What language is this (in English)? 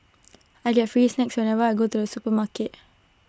English